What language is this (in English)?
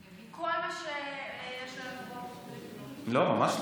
Hebrew